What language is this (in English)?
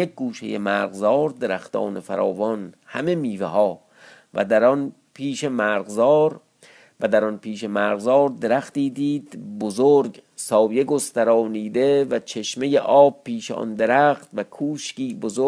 Persian